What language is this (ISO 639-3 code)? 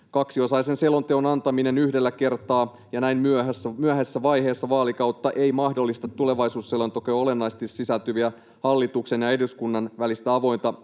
fin